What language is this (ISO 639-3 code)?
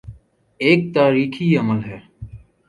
urd